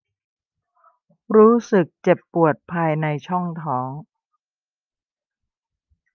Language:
Thai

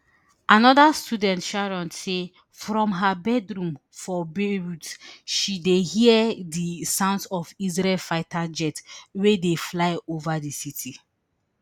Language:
Nigerian Pidgin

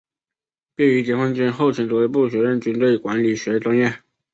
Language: Chinese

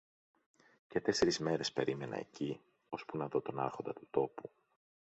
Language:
Greek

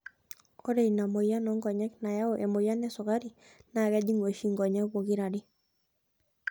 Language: Masai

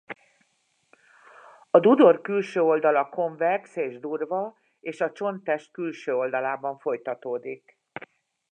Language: Hungarian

